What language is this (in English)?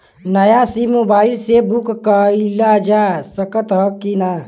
Bhojpuri